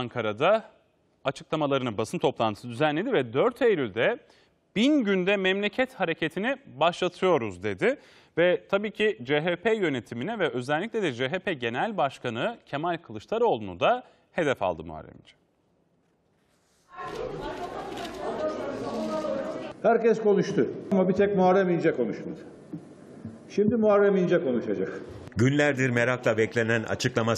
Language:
Turkish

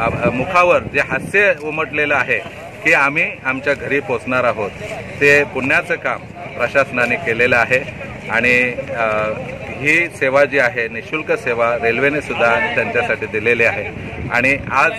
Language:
Hindi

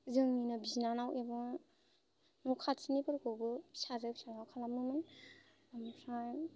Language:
Bodo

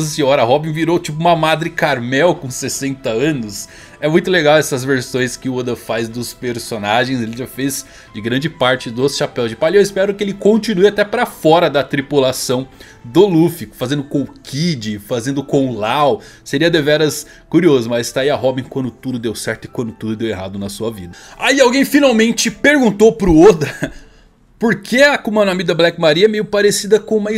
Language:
Portuguese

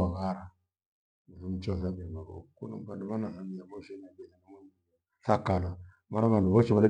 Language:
Gweno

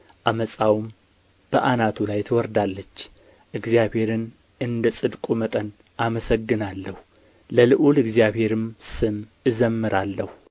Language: Amharic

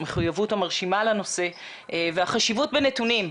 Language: Hebrew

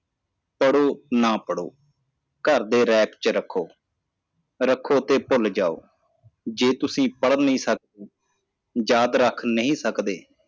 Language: Punjabi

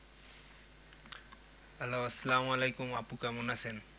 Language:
Bangla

